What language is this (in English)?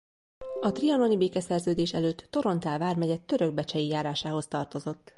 Hungarian